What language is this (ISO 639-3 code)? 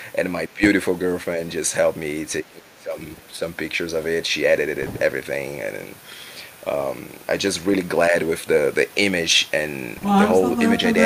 eng